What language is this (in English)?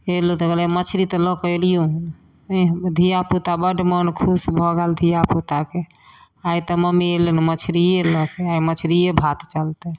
Maithili